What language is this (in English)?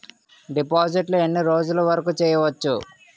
Telugu